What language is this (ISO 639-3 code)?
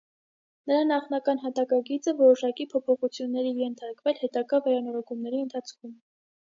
hye